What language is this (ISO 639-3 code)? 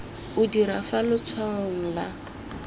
tsn